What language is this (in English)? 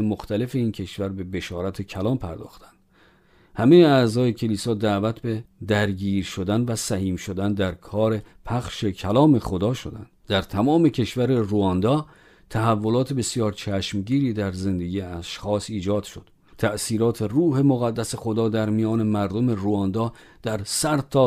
Persian